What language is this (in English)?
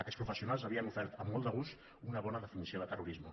Catalan